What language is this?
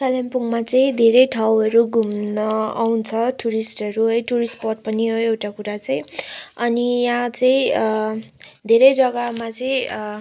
Nepali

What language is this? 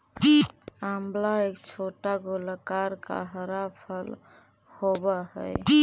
Magahi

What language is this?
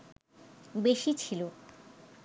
Bangla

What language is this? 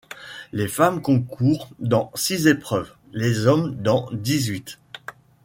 French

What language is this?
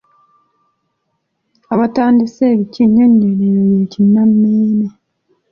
Ganda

